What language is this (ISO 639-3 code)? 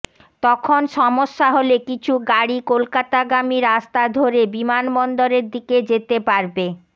ben